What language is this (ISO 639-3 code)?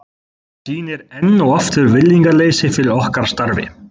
isl